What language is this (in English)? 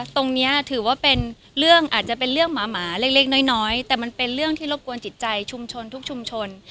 Thai